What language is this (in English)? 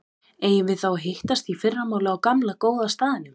Icelandic